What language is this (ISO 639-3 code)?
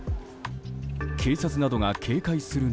jpn